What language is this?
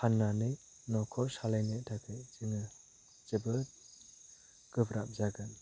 Bodo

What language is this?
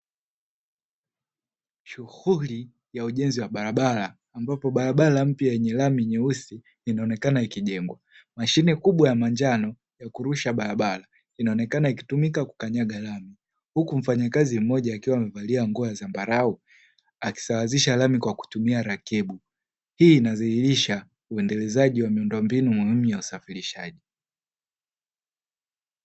Swahili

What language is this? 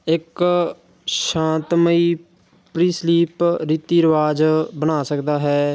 Punjabi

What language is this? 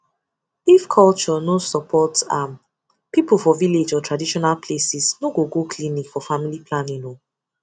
Nigerian Pidgin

